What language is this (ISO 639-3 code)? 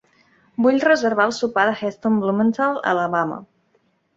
cat